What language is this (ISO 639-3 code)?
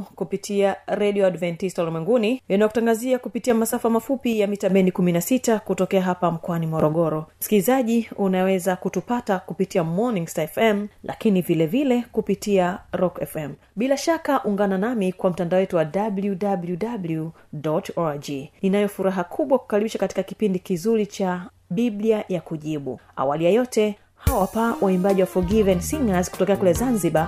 swa